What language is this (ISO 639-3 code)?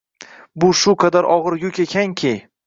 uzb